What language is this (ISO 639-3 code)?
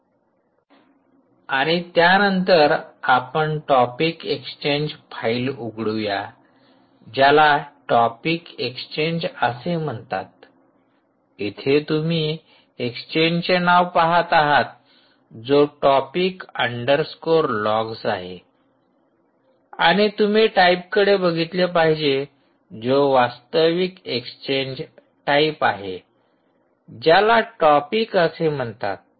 mar